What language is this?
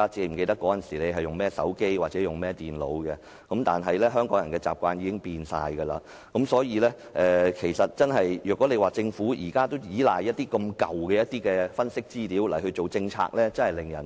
Cantonese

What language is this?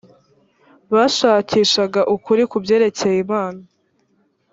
Kinyarwanda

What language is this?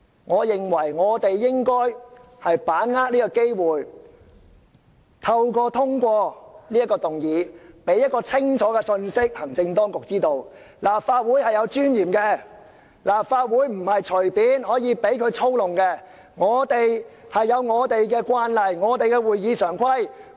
Cantonese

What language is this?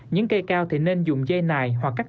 Vietnamese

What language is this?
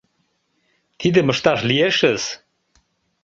Mari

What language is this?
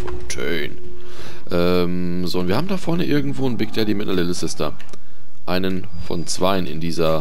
German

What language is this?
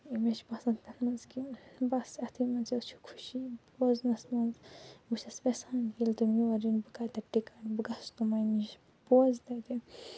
Kashmiri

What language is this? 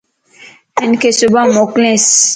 Lasi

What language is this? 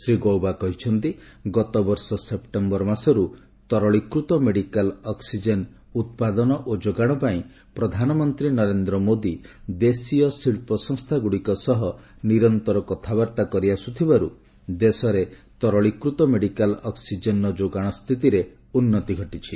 Odia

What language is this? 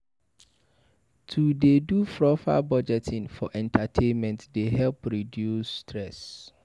Nigerian Pidgin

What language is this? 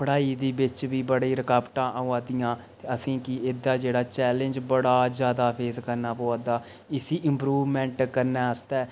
Dogri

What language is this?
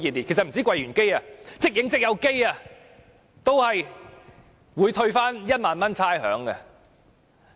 Cantonese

